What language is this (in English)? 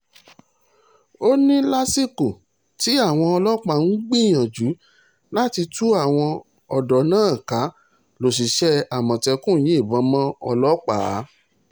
Yoruba